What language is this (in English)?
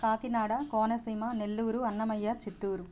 Telugu